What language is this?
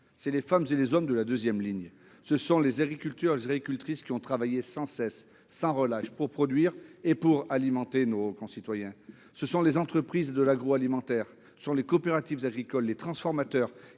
French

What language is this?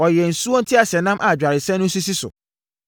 Akan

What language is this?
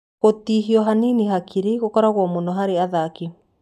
Kikuyu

